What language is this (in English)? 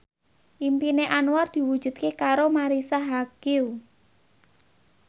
Javanese